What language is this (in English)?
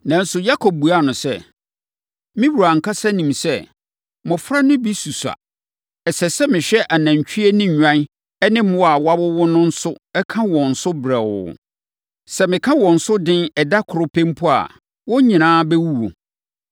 Akan